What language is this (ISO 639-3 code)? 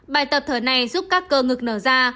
vie